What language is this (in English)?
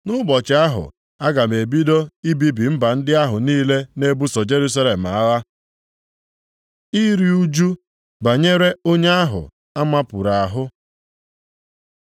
Igbo